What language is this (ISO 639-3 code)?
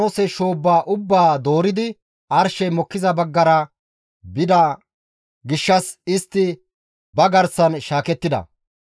gmv